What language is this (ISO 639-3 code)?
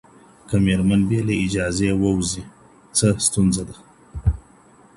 pus